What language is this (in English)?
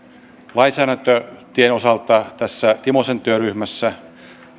Finnish